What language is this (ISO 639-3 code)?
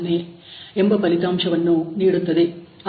kan